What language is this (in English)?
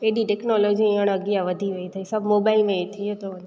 Sindhi